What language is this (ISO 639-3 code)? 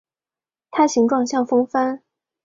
zho